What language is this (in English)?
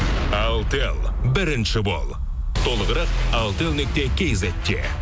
Kazakh